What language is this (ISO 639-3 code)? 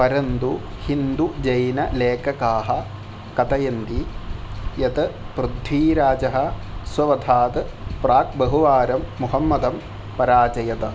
san